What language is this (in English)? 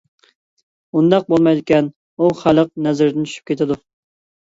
Uyghur